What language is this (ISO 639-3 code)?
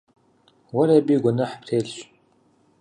kbd